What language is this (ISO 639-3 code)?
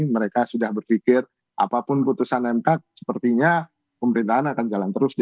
ind